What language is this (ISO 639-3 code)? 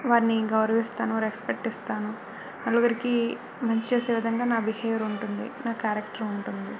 tel